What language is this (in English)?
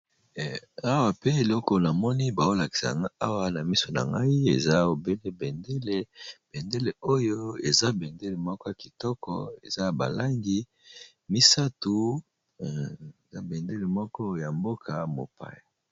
Lingala